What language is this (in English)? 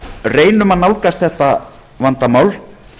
Icelandic